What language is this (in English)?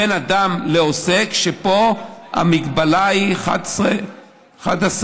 Hebrew